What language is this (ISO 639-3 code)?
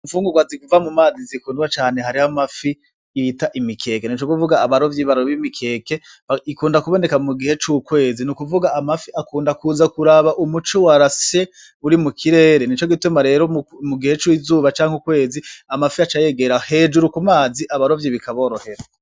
run